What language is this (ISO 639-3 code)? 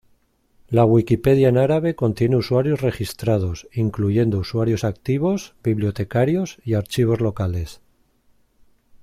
spa